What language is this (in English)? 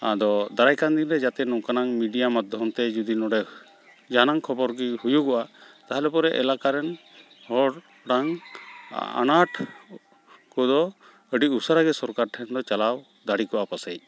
Santali